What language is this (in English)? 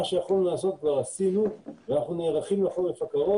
Hebrew